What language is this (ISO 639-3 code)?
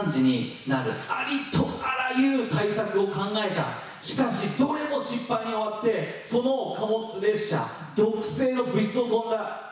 jpn